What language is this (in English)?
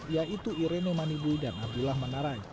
Indonesian